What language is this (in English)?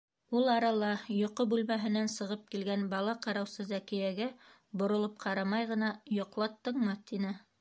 Bashkir